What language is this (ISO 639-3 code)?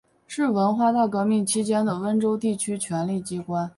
zho